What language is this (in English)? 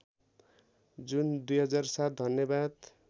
Nepali